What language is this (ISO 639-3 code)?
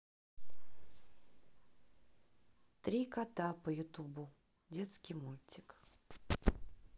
rus